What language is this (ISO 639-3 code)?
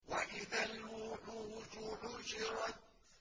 ara